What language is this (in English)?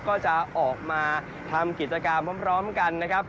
Thai